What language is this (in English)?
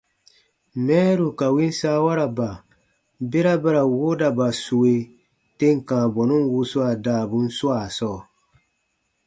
Baatonum